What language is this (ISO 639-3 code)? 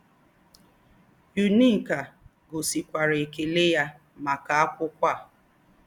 ibo